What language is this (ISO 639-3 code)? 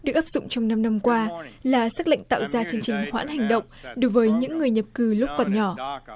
vie